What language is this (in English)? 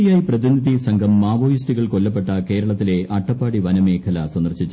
Malayalam